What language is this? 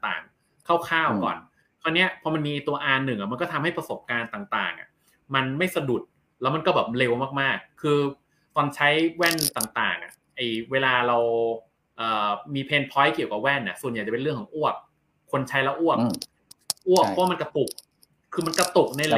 Thai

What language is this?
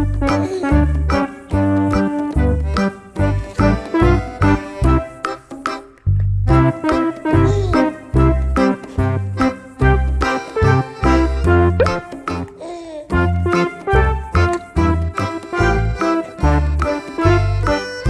Korean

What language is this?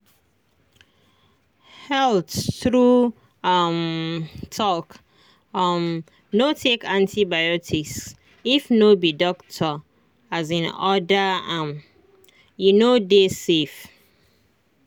Nigerian Pidgin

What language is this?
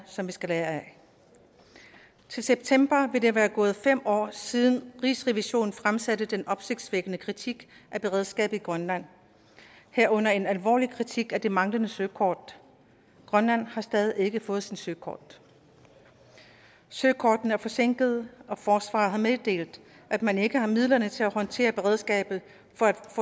Danish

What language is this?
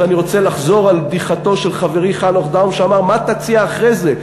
Hebrew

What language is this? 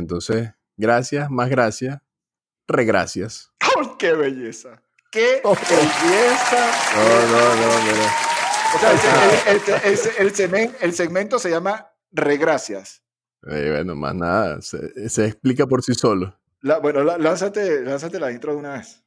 Spanish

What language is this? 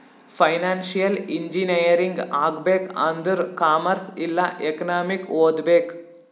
Kannada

